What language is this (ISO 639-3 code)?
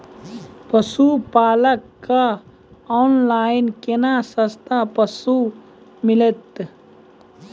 mai